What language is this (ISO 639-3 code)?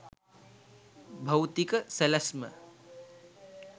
sin